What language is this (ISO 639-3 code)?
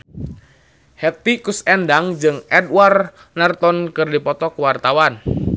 sun